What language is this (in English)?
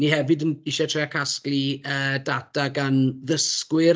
Welsh